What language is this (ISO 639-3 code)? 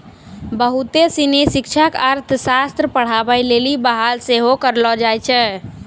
mai